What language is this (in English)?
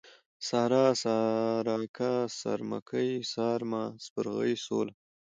Pashto